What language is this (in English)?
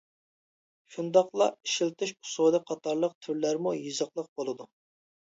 Uyghur